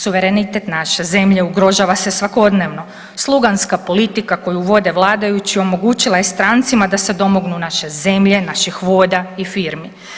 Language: Croatian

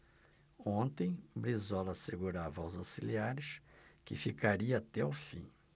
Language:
Portuguese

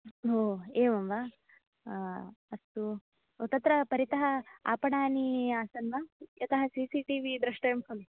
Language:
Sanskrit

